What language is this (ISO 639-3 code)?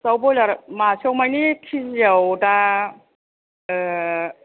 brx